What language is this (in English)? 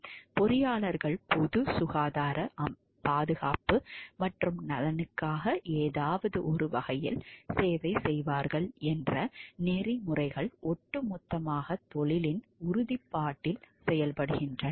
Tamil